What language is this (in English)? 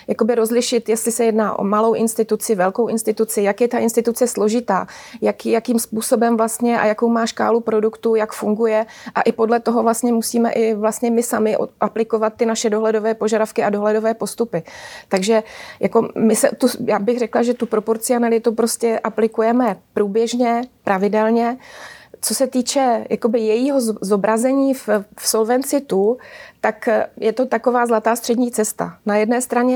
Czech